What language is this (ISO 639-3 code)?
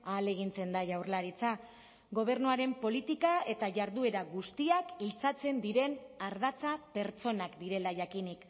eus